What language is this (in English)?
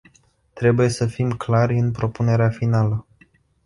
Romanian